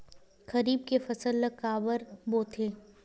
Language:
Chhattisgarhi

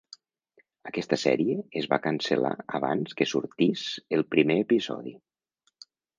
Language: Catalan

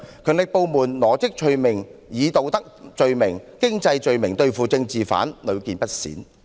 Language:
Cantonese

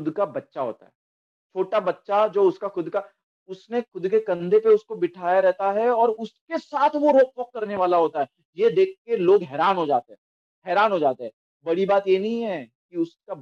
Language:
Hindi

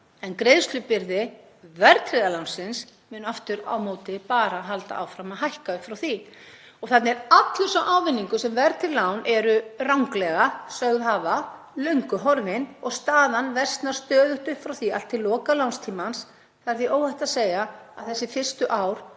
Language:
Icelandic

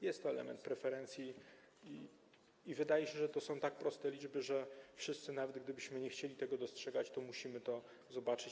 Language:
Polish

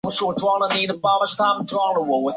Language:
Chinese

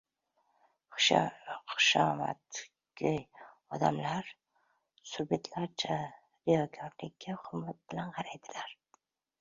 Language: Uzbek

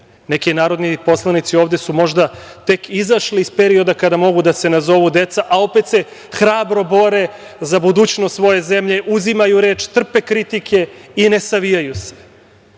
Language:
Serbian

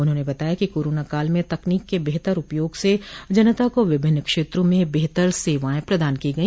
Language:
Hindi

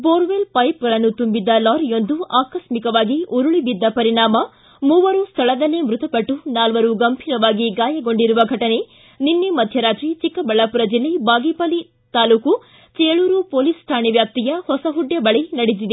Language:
Kannada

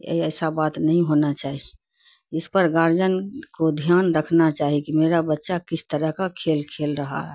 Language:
Urdu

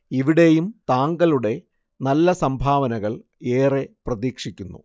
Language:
Malayalam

